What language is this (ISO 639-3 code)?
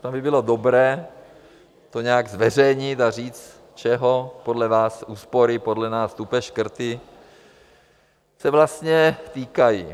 ces